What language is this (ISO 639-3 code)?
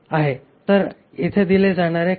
mar